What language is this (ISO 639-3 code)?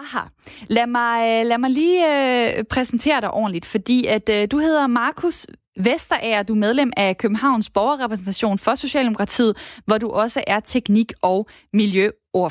dan